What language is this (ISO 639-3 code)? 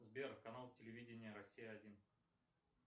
rus